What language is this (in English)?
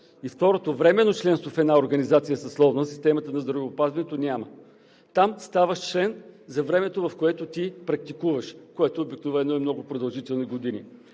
Bulgarian